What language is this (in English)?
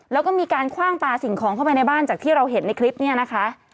Thai